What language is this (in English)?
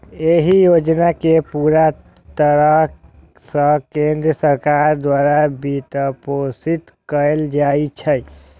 Maithili